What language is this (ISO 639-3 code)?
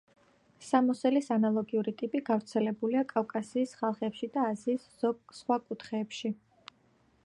kat